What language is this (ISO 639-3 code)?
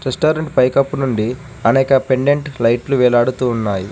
tel